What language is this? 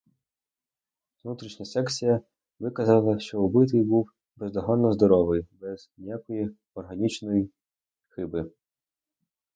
Ukrainian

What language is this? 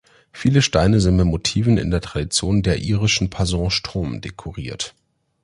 German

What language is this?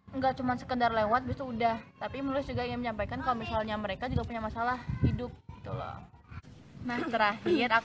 Indonesian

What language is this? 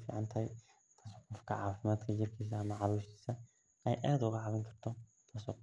Somali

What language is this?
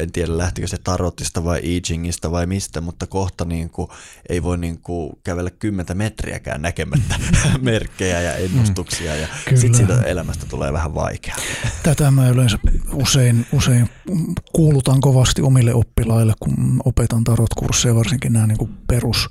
Finnish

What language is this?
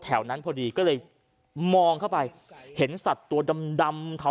Thai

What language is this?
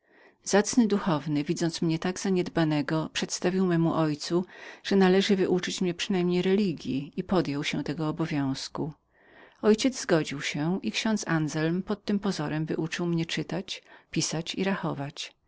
Polish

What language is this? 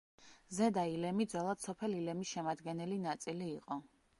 Georgian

